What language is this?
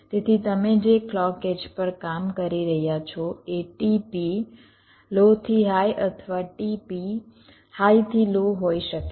Gujarati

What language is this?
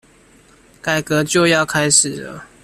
Chinese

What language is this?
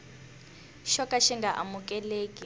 Tsonga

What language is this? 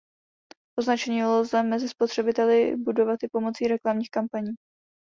Czech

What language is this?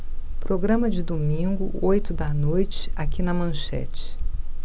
Portuguese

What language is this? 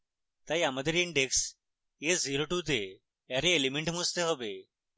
Bangla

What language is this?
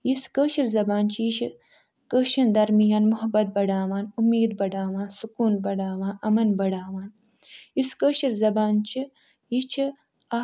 Kashmiri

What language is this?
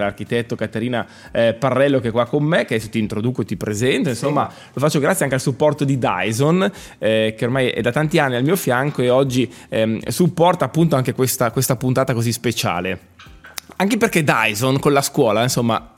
Italian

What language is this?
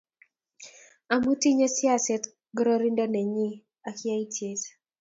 Kalenjin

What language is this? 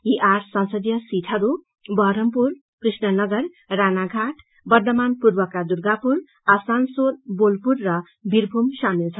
Nepali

